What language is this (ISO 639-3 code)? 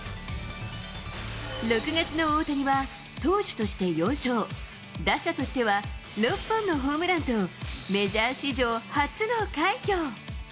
jpn